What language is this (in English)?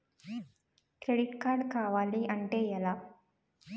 Telugu